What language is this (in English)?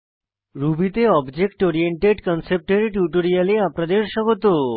Bangla